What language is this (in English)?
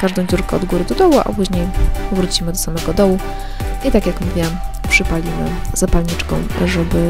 Polish